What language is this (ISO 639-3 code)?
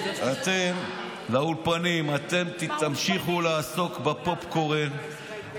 heb